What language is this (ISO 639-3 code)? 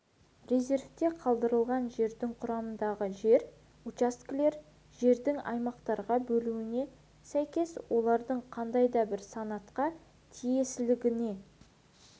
kaz